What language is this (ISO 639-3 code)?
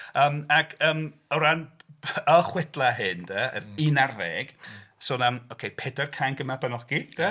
cym